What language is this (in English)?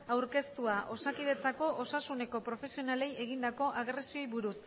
Basque